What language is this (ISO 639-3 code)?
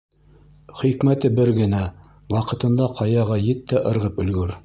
bak